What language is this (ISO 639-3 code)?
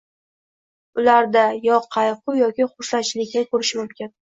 uzb